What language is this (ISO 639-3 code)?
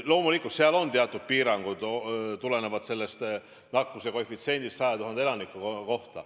est